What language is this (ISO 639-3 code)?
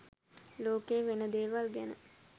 sin